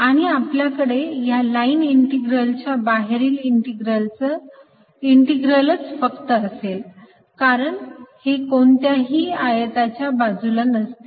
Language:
Marathi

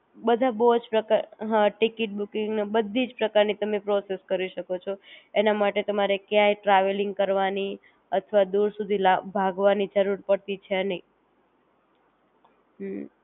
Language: Gujarati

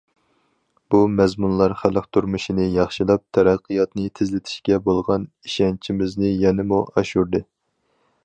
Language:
Uyghur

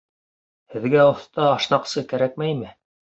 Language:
Bashkir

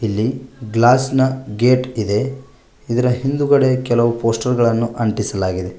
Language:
Kannada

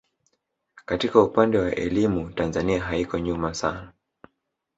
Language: Swahili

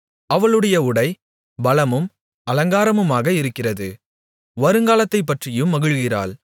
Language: Tamil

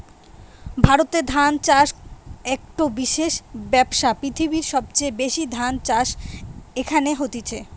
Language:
Bangla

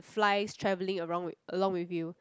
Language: English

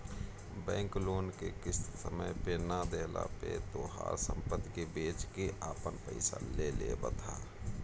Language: Bhojpuri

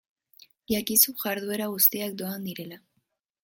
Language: Basque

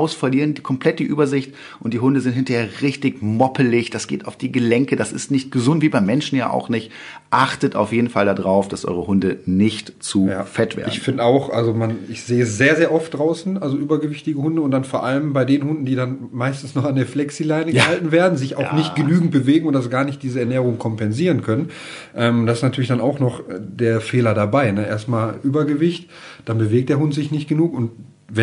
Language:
German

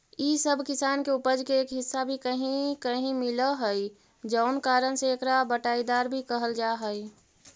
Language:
Magahi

